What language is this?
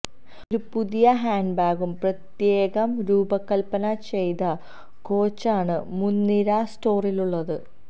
Malayalam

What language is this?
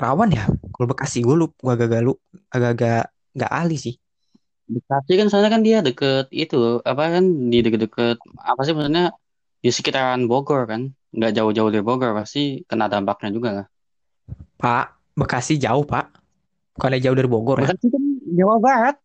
Indonesian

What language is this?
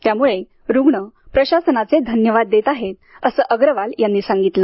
Marathi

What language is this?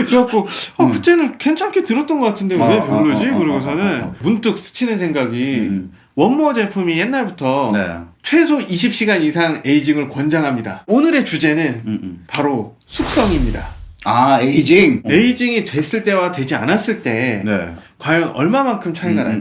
Korean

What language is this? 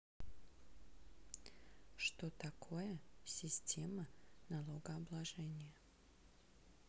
Russian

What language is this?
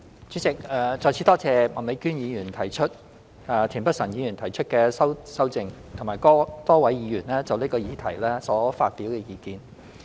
Cantonese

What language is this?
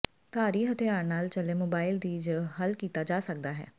Punjabi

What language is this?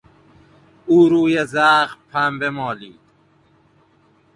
Persian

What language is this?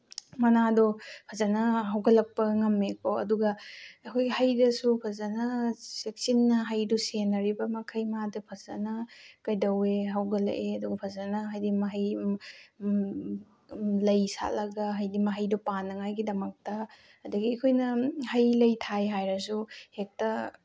Manipuri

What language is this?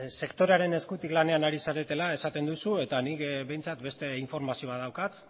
Basque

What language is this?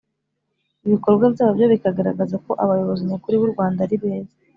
Kinyarwanda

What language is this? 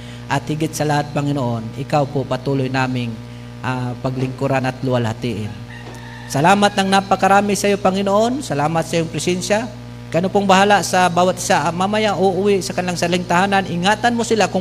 Filipino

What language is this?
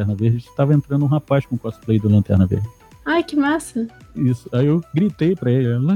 Portuguese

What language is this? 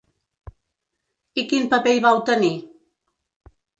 Catalan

